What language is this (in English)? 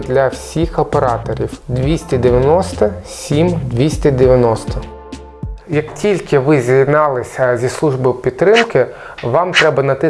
Ukrainian